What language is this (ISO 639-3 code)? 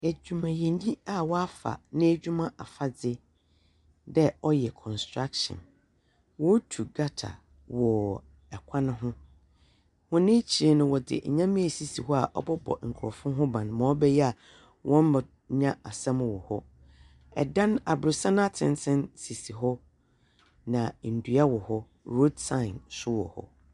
aka